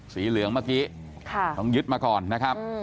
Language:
Thai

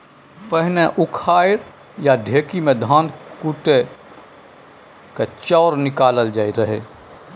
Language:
Maithili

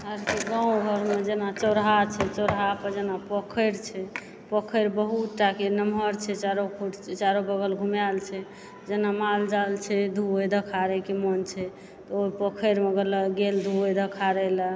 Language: Maithili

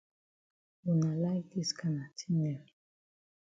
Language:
Cameroon Pidgin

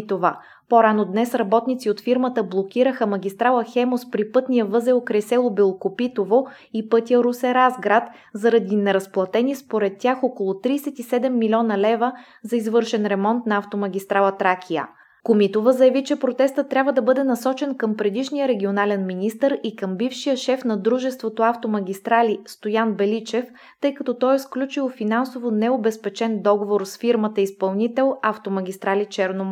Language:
Bulgarian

